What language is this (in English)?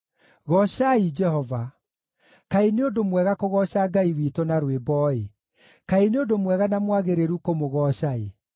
Kikuyu